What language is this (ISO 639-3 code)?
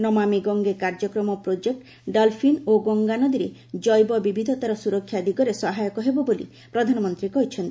ori